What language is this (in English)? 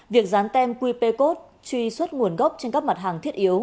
Vietnamese